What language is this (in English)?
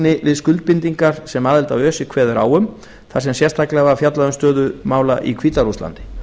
Icelandic